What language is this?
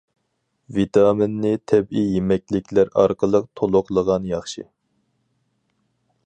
Uyghur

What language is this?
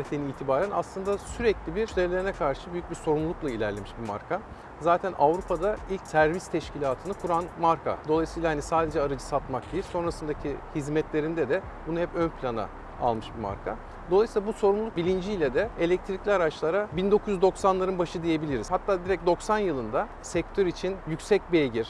Turkish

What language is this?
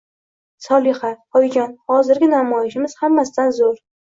Uzbek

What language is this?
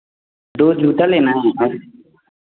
Hindi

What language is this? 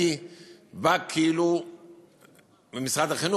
Hebrew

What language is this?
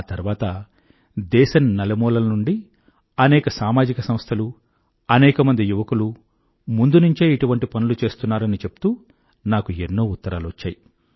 Telugu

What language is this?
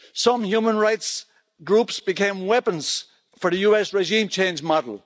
English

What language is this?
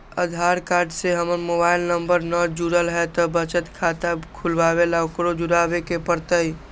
Magahi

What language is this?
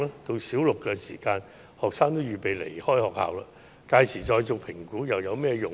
Cantonese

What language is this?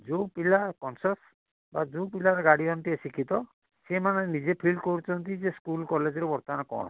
Odia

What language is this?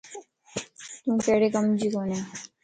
Lasi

